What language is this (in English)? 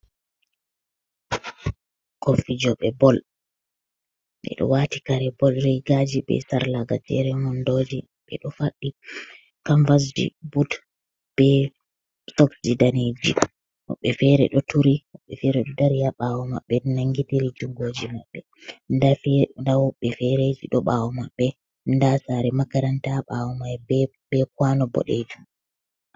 Fula